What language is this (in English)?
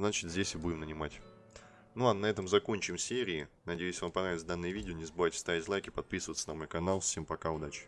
Russian